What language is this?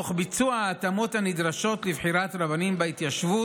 Hebrew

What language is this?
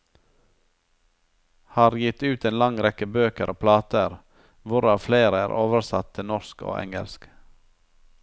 Norwegian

